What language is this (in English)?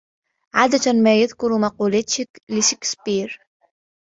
Arabic